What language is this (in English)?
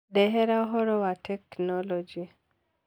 Kikuyu